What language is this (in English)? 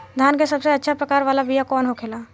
Bhojpuri